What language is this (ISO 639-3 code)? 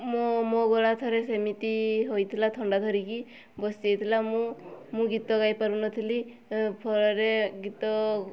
ori